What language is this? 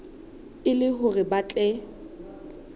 Southern Sotho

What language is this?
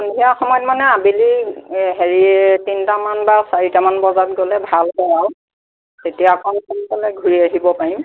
Assamese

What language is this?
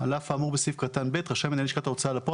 Hebrew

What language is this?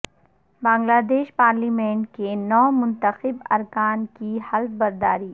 Urdu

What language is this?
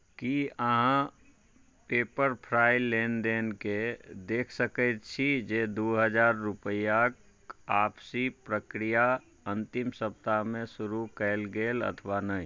Maithili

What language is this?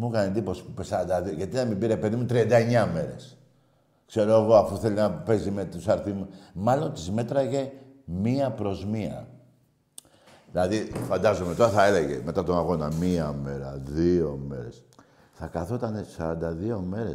Greek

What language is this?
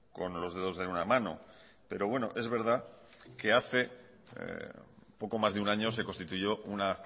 Spanish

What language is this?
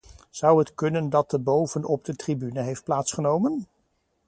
Dutch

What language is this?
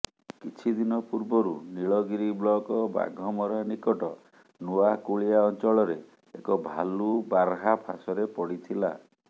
Odia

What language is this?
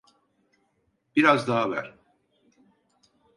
Turkish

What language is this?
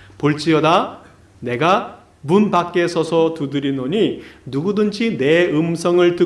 Korean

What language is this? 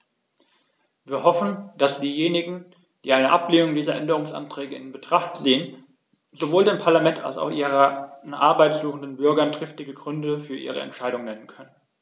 German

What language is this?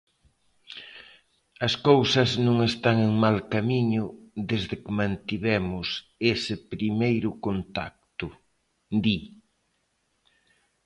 Galician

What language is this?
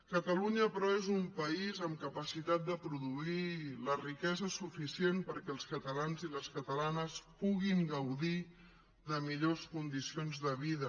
Catalan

